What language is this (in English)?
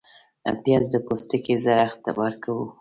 Pashto